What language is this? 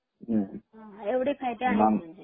Marathi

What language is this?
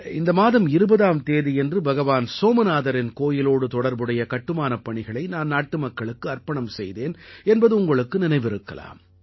Tamil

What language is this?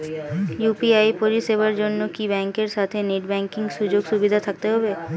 Bangla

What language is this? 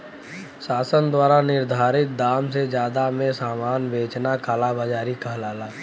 Bhojpuri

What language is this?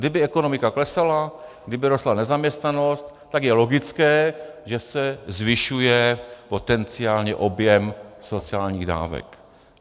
Czech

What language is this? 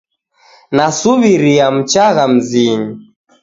Taita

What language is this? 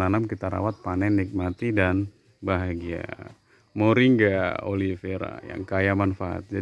Indonesian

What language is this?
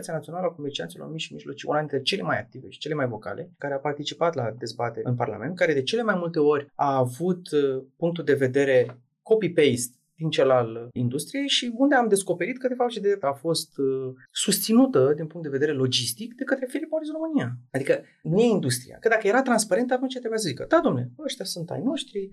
Romanian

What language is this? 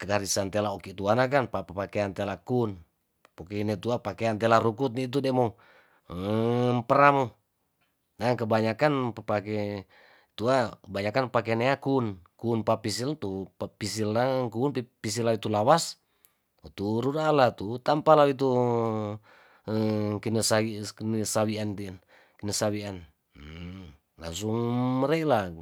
Tondano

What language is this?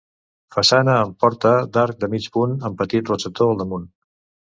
Catalan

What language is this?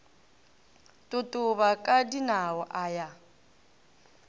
Northern Sotho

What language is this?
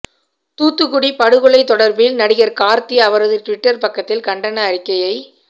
Tamil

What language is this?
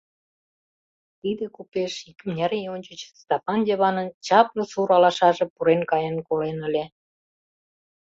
Mari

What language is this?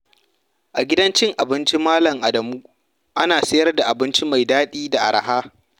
Hausa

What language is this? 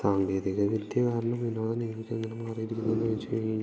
Malayalam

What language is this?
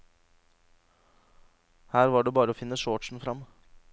Norwegian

